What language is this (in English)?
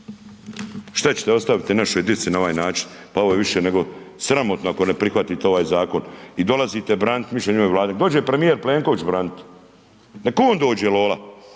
Croatian